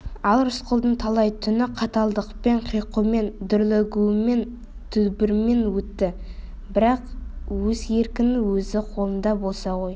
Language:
Kazakh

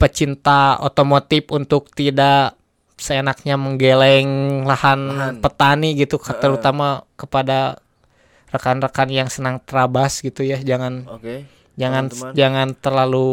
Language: Indonesian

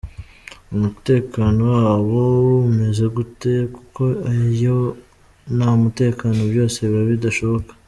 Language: Kinyarwanda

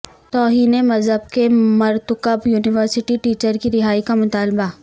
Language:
Urdu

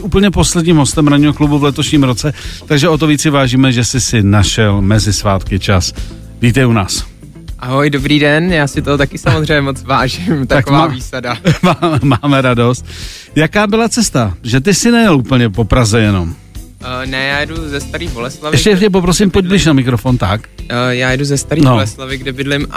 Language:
Czech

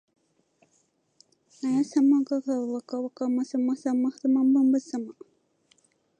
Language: Japanese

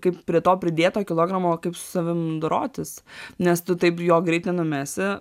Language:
Lithuanian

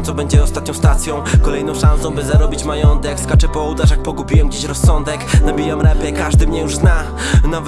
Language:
Polish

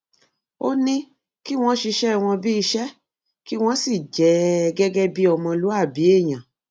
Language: Yoruba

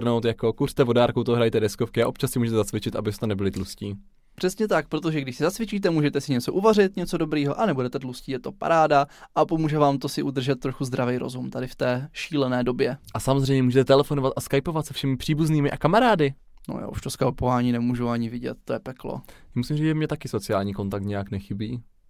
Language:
Czech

